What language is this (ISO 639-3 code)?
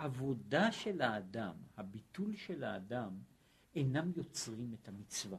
heb